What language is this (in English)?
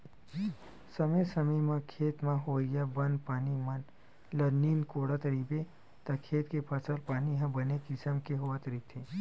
Chhattisgarhi